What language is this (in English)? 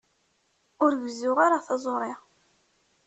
Kabyle